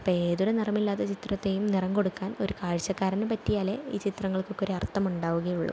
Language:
Malayalam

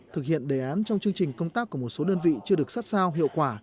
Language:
Vietnamese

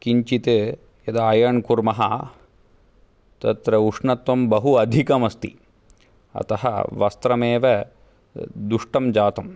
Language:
Sanskrit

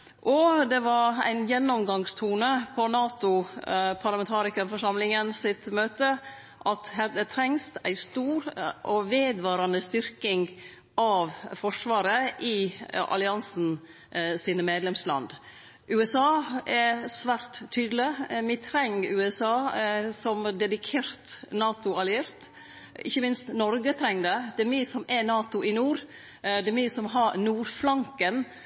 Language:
Norwegian Nynorsk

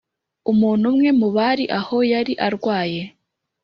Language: Kinyarwanda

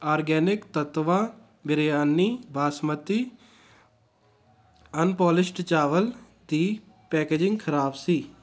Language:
Punjabi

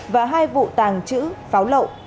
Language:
Vietnamese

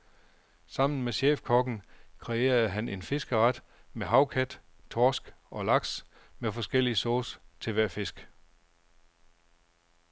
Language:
Danish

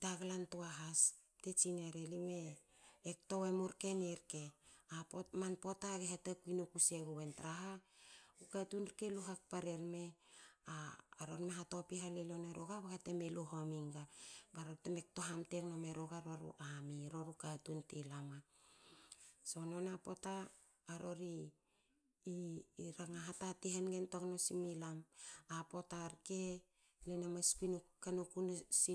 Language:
Hakö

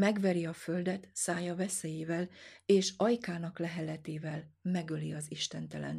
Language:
Hungarian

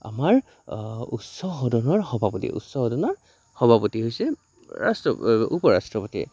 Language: Assamese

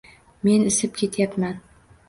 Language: Uzbek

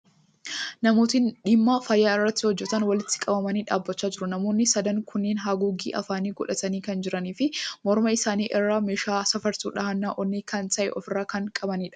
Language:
Oromo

